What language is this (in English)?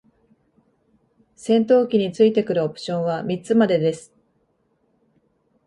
Japanese